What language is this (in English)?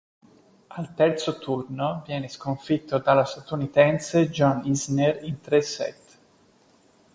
Italian